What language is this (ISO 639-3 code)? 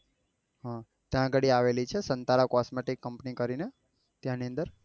guj